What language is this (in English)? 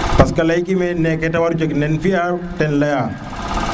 Serer